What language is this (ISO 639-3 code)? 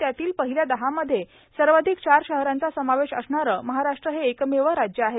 mar